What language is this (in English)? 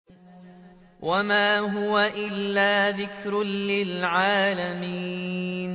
Arabic